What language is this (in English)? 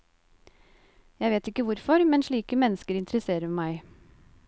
Norwegian